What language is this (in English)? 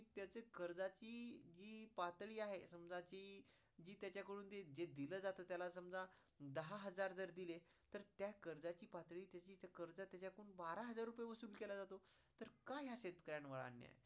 Marathi